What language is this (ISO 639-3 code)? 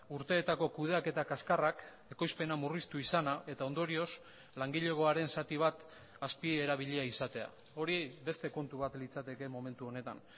eus